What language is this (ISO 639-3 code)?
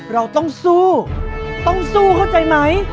tha